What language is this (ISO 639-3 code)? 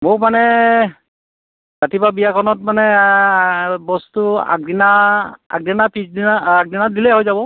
asm